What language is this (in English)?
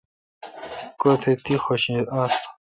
Kalkoti